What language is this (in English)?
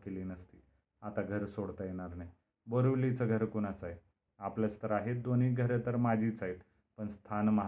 Marathi